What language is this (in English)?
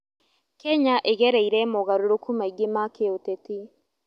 Kikuyu